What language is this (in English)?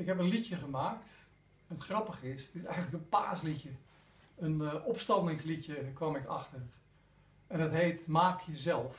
Dutch